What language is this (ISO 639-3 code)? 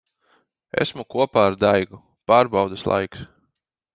lav